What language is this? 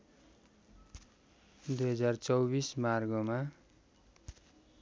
Nepali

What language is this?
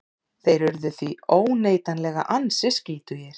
Icelandic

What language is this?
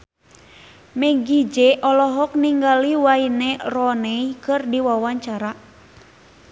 Sundanese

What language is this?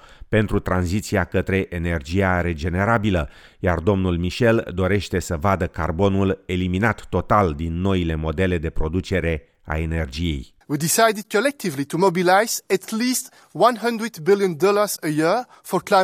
Romanian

